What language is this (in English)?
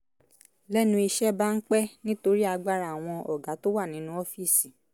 Yoruba